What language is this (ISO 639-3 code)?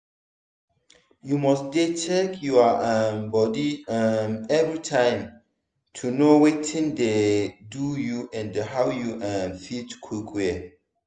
pcm